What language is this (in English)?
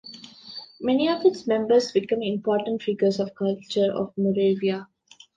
English